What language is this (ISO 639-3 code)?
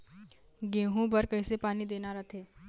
hne